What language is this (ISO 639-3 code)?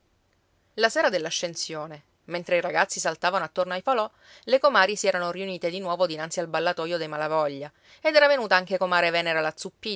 ita